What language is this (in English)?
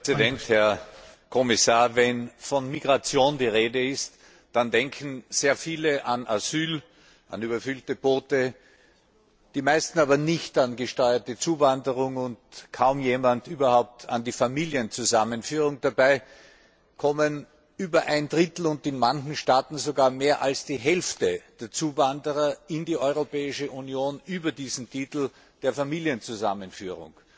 German